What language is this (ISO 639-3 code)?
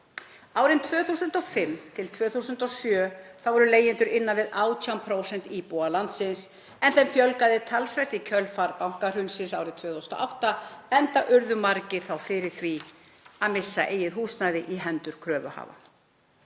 isl